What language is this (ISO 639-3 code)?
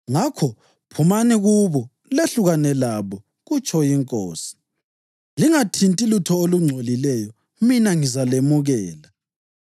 nde